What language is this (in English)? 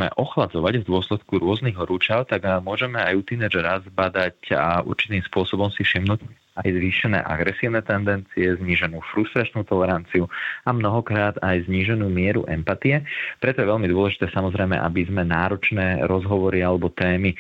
Slovak